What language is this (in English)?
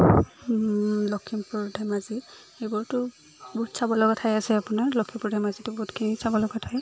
Assamese